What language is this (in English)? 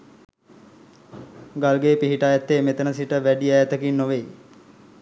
Sinhala